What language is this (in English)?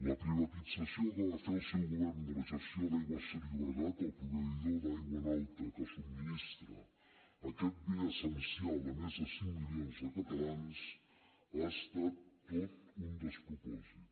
Catalan